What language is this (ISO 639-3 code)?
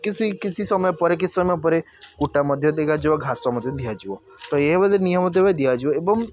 ori